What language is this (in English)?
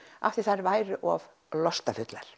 Icelandic